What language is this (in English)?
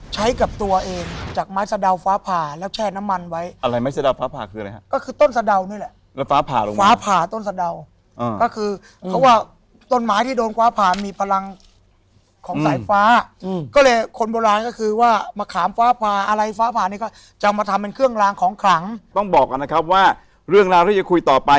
Thai